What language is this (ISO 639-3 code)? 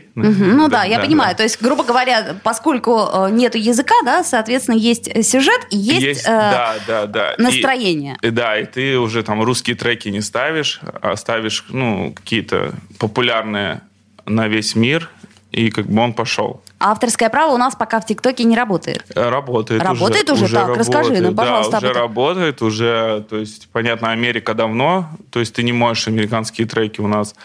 rus